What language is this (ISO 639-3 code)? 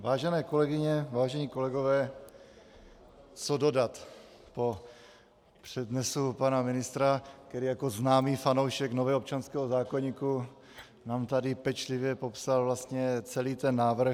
ces